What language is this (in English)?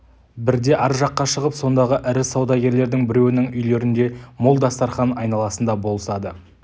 Kazakh